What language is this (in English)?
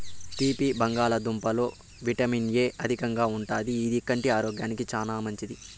Telugu